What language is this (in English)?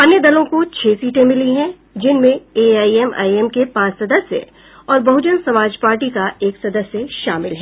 Hindi